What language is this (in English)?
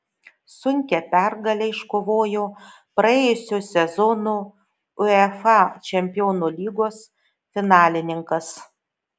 Lithuanian